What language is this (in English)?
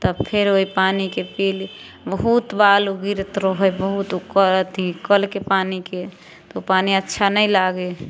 Maithili